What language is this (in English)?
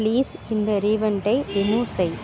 Tamil